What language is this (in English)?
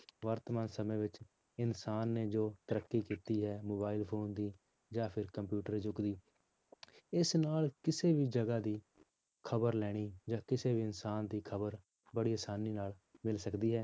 Punjabi